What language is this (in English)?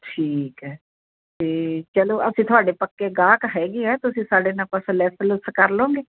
Punjabi